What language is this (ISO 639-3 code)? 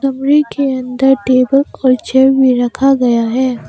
hin